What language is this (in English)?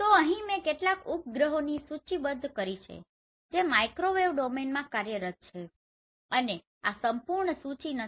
Gujarati